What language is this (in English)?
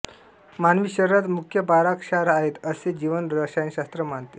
Marathi